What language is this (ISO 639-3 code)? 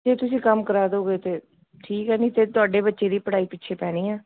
pan